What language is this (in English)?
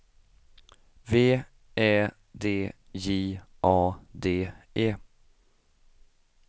Swedish